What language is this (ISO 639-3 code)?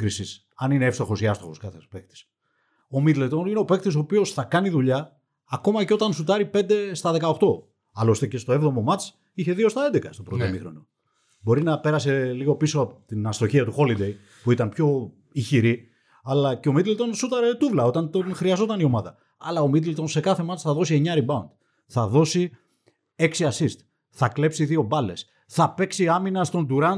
ell